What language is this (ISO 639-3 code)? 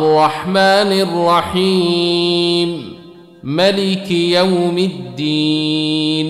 ara